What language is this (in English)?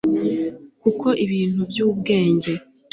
Kinyarwanda